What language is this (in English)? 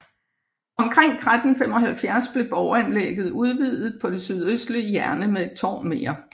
Danish